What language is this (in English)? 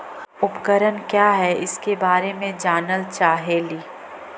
Magahi